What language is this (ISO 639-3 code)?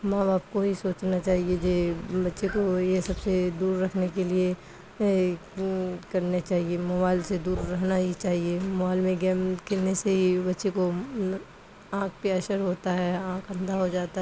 urd